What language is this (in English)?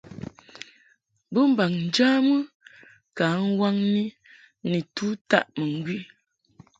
Mungaka